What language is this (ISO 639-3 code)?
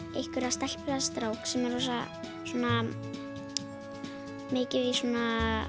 isl